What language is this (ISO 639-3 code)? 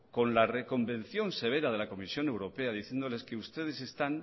spa